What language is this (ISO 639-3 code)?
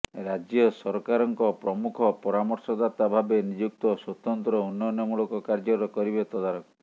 ori